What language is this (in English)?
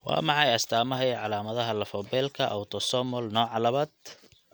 Somali